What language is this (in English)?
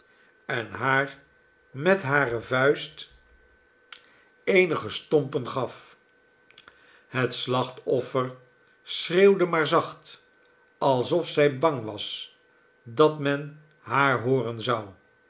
Dutch